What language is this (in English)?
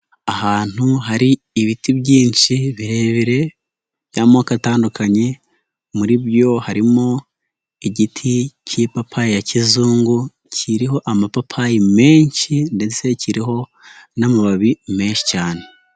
Kinyarwanda